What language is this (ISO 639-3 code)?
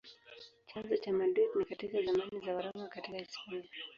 swa